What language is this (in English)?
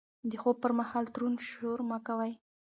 Pashto